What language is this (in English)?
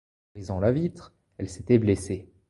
French